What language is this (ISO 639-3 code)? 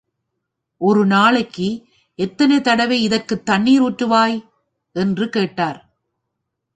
tam